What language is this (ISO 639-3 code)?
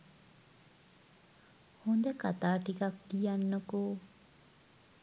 sin